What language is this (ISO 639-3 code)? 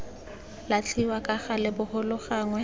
tsn